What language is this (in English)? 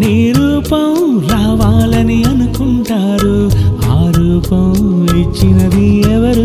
Telugu